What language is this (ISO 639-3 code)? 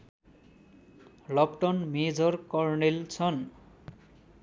nep